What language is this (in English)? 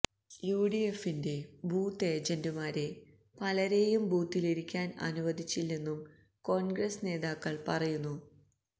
Malayalam